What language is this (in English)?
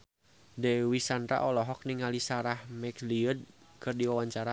Sundanese